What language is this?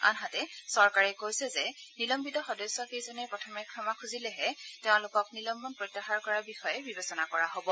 Assamese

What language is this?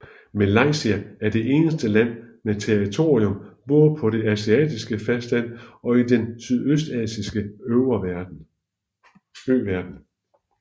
Danish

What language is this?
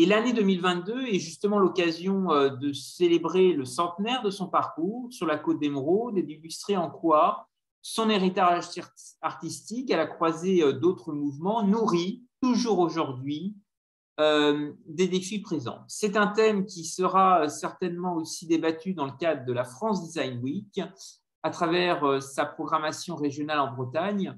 French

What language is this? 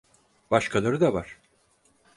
Turkish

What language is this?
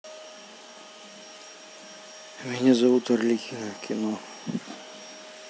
Russian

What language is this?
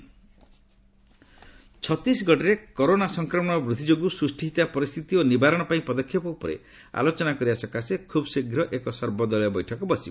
Odia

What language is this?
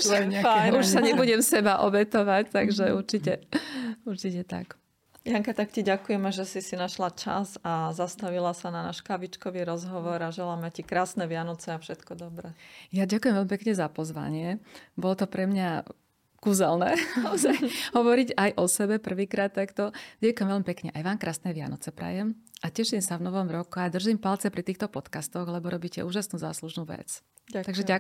Slovak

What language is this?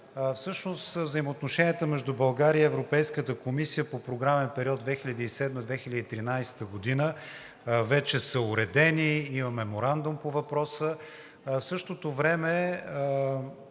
Bulgarian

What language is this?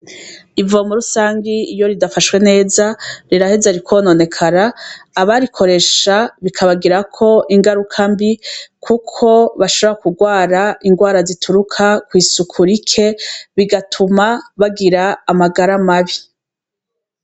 Rundi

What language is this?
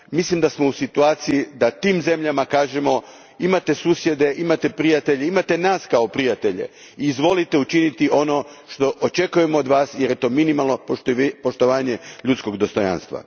Croatian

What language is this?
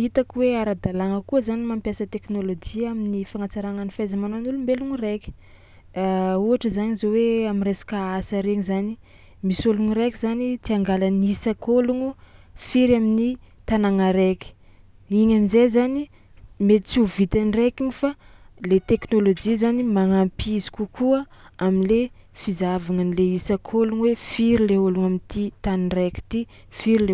Tsimihety Malagasy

